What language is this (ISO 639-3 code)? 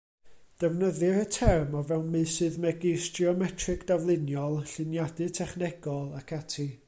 cym